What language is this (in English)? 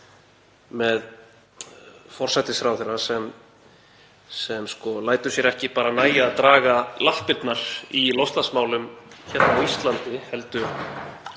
Icelandic